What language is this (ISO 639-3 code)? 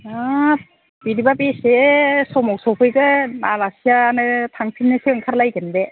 brx